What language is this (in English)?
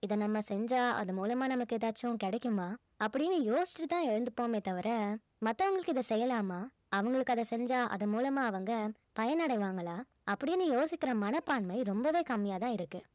Tamil